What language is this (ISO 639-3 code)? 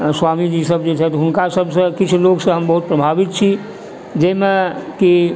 mai